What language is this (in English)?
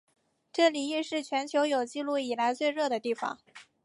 Chinese